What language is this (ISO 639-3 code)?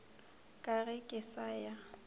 nso